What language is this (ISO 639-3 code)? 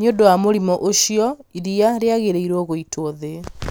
kik